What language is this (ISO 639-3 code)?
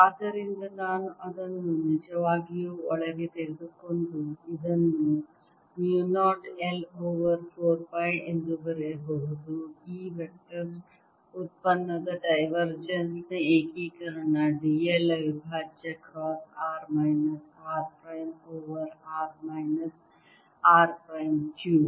kan